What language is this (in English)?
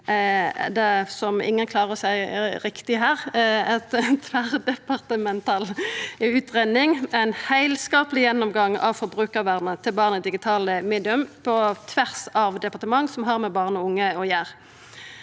Norwegian